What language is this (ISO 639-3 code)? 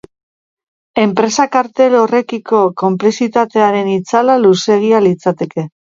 eus